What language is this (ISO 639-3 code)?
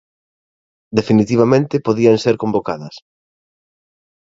glg